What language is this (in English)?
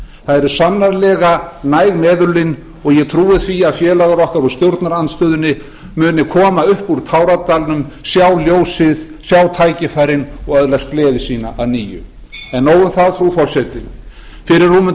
Icelandic